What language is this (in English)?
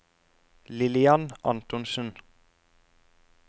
Norwegian